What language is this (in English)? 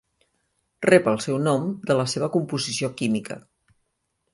Catalan